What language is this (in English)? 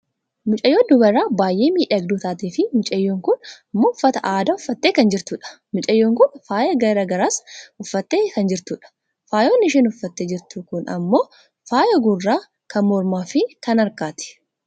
Oromo